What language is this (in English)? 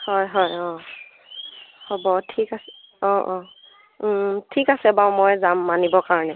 Assamese